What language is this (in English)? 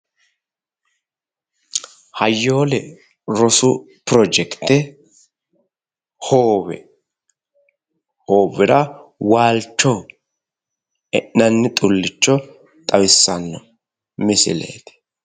Sidamo